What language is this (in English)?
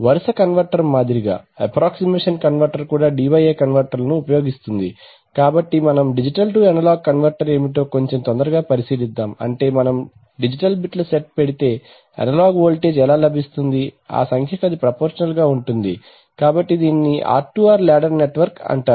Telugu